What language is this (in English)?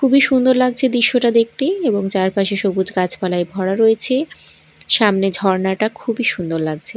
Bangla